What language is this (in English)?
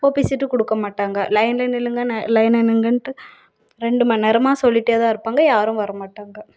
Tamil